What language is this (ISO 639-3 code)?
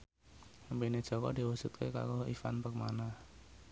jav